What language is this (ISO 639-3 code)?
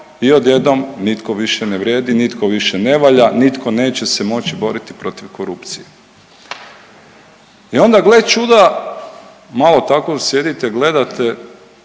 hrv